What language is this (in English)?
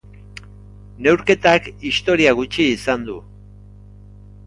Basque